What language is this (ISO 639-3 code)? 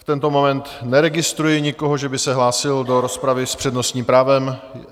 ces